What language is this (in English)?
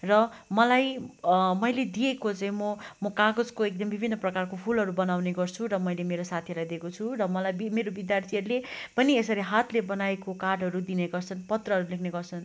Nepali